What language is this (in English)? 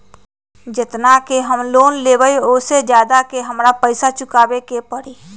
Magahi